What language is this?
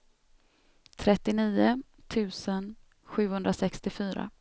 Swedish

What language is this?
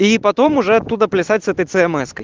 Russian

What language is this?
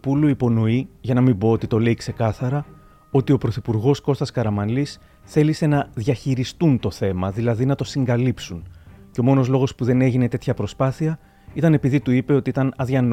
Greek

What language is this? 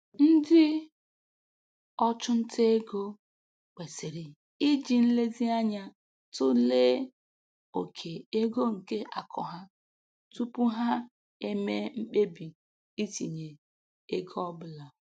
Igbo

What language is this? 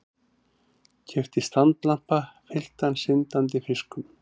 Icelandic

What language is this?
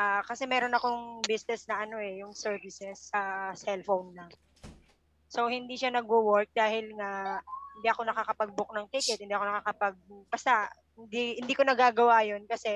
Filipino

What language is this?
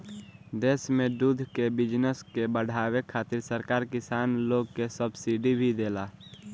Bhojpuri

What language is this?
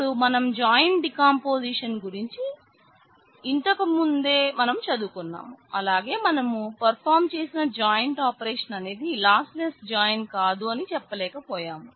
Telugu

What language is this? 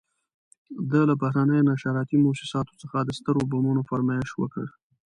Pashto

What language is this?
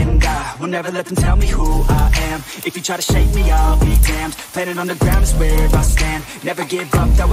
Vietnamese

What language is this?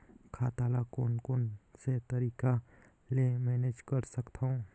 Chhattisgarhi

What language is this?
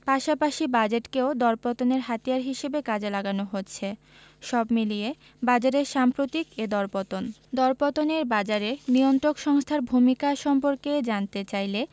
Bangla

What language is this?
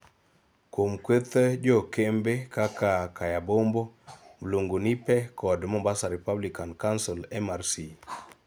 Luo (Kenya and Tanzania)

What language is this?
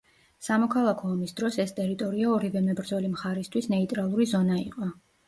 Georgian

